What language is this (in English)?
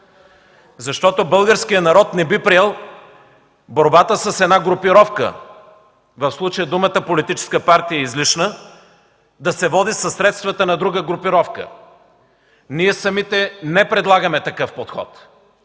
Bulgarian